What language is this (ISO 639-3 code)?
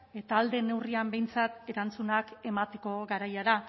eus